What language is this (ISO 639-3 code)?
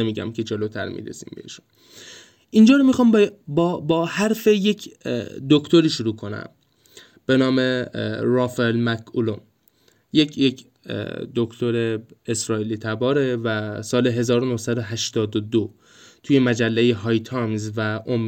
fas